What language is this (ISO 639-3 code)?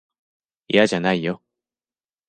jpn